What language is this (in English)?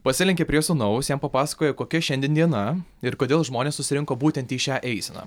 Lithuanian